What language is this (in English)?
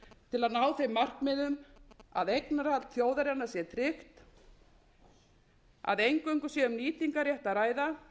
Icelandic